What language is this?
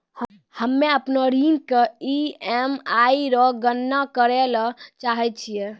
Maithili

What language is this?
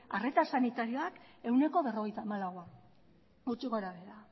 Basque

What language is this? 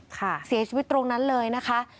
Thai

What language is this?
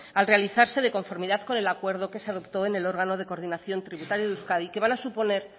Spanish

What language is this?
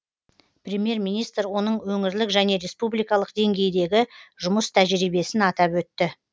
Kazakh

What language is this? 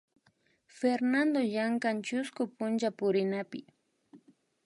Imbabura Highland Quichua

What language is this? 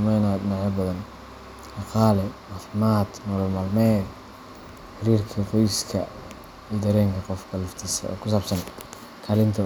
Somali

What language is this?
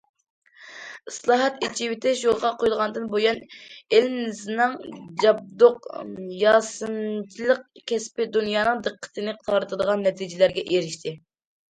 Uyghur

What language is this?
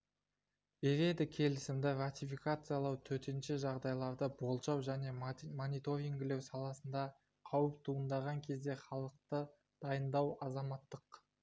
Kazakh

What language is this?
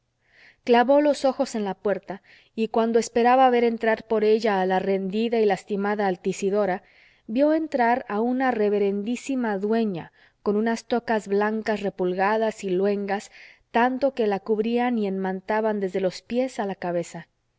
Spanish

